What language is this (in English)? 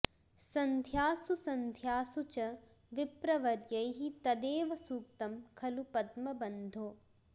Sanskrit